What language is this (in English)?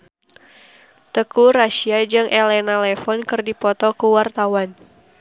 Sundanese